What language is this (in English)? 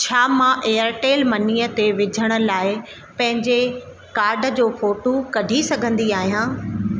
Sindhi